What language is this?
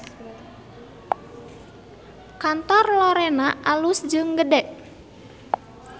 Sundanese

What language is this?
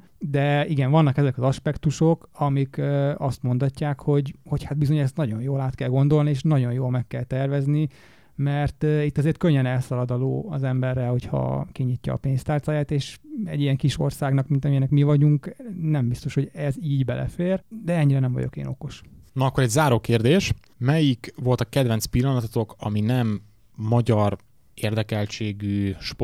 Hungarian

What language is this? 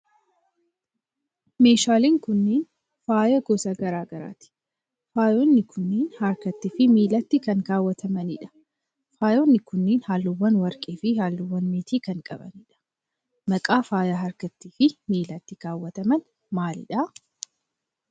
Oromo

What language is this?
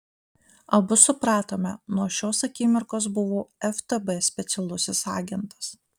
Lithuanian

